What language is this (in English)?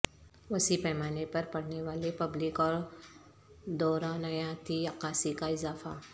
Urdu